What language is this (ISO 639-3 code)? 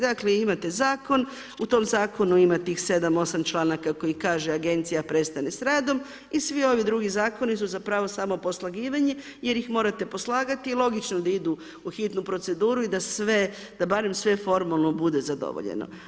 hrv